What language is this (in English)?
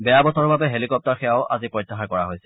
Assamese